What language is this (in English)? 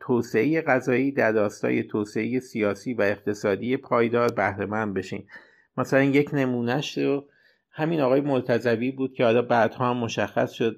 Persian